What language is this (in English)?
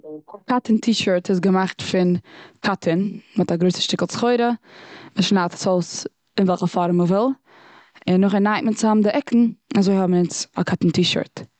Yiddish